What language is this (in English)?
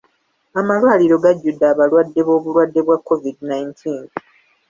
Ganda